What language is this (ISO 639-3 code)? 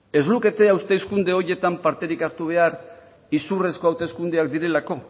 eus